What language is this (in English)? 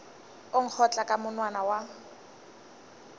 Northern Sotho